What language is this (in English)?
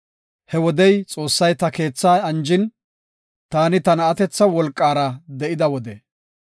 Gofa